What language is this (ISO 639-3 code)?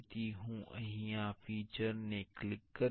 guj